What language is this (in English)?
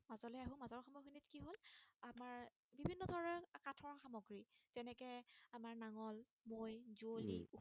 Assamese